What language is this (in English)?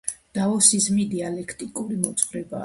Georgian